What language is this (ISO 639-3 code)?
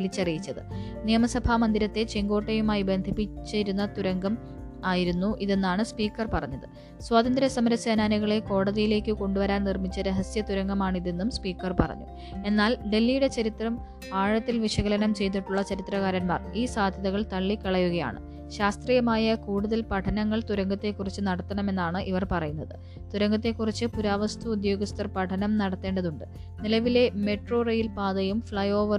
mal